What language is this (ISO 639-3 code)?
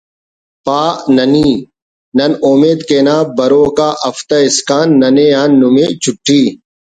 brh